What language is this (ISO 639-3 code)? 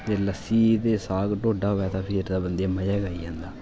doi